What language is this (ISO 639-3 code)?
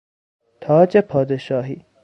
fas